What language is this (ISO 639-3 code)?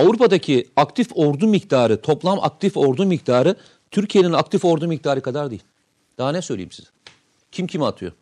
tur